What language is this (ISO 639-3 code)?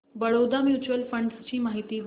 mar